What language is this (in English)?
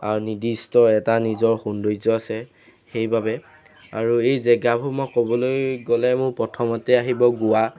Assamese